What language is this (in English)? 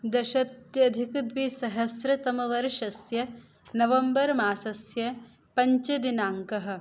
Sanskrit